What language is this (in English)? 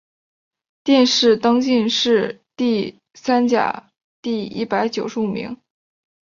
Chinese